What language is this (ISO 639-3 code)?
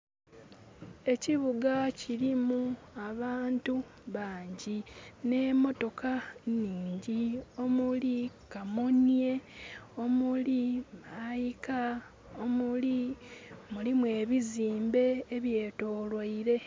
xog